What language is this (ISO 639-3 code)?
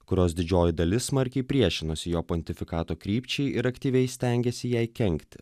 lit